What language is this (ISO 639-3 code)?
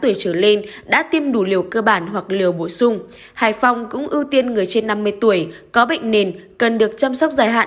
vie